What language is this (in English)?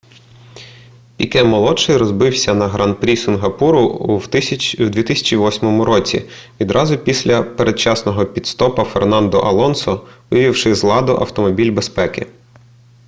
Ukrainian